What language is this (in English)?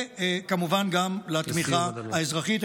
Hebrew